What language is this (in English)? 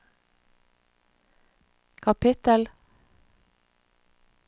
Norwegian